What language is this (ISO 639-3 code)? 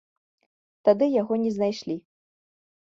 bel